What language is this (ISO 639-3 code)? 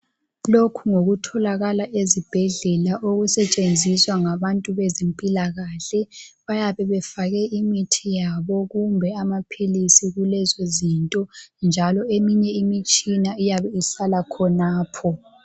nde